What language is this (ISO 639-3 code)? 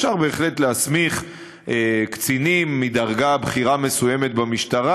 heb